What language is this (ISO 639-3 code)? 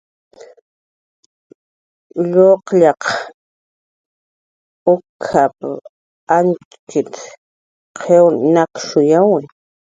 jqr